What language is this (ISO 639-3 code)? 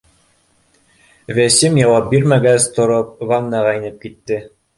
bak